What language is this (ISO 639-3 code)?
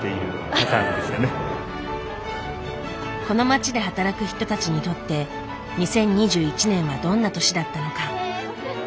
jpn